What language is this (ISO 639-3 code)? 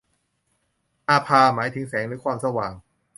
tha